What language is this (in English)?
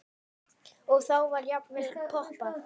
Icelandic